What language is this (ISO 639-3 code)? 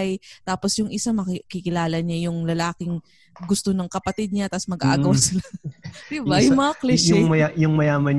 fil